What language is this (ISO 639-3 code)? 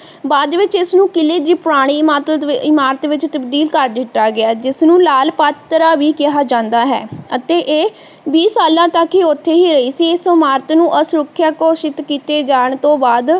pan